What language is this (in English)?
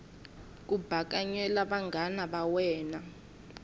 Tsonga